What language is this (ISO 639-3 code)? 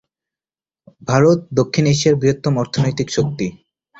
ben